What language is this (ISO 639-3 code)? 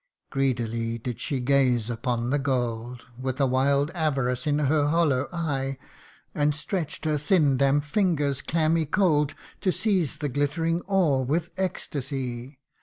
eng